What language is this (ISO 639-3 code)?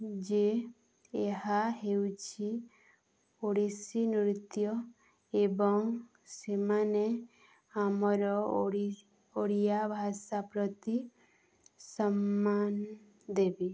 ori